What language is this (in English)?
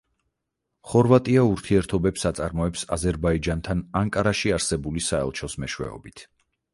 Georgian